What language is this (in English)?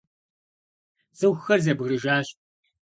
Kabardian